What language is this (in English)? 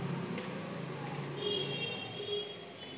Bangla